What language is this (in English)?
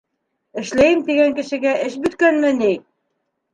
Bashkir